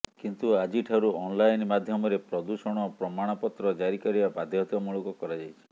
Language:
Odia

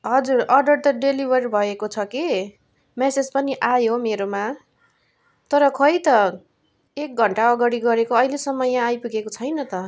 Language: Nepali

